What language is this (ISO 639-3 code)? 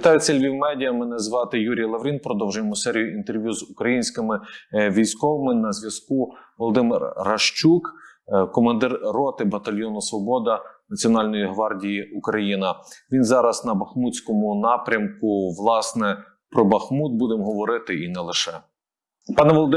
ukr